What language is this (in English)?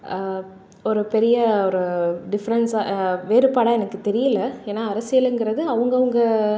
Tamil